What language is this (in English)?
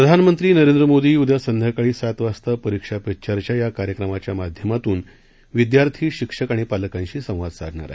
Marathi